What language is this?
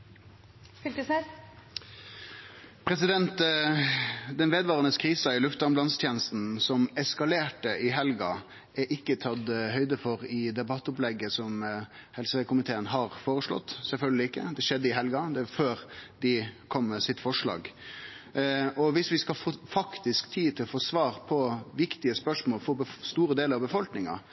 Norwegian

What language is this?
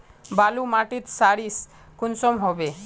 Magahi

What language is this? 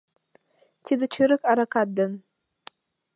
Mari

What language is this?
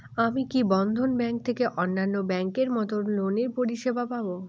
Bangla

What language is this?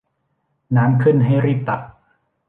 Thai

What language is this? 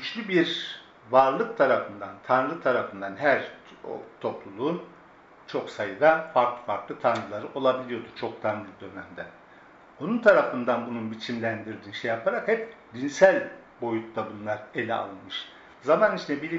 Turkish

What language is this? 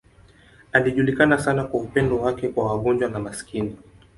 Swahili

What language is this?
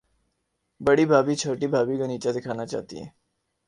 Urdu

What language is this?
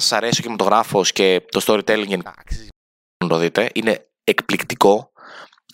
Greek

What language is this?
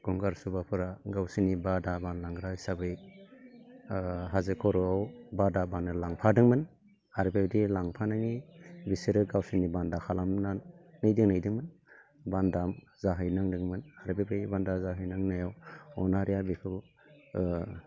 Bodo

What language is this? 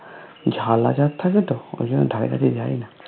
Bangla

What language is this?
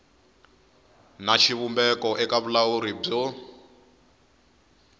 Tsonga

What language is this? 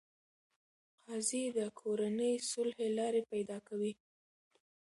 Pashto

